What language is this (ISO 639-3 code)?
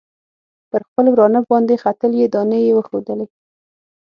pus